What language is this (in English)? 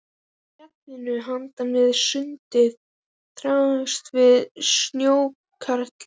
Icelandic